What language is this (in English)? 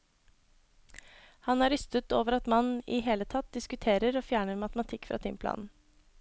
Norwegian